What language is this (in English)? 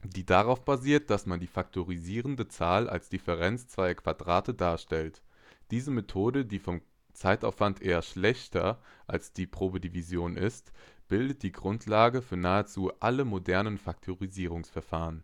German